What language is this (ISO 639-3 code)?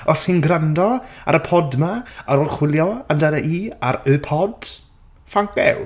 cym